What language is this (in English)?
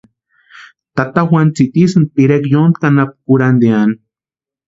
Western Highland Purepecha